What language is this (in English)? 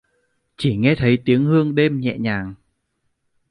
Vietnamese